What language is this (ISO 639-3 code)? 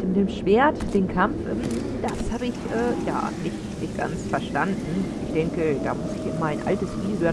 deu